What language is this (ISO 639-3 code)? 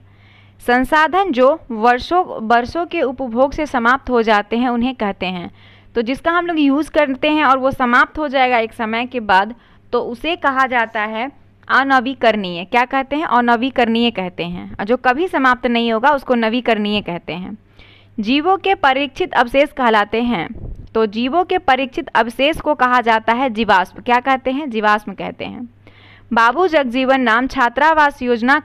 hin